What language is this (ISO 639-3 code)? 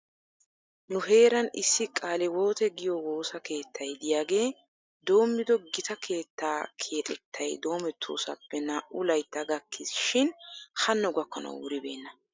wal